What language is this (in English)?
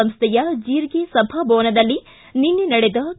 Kannada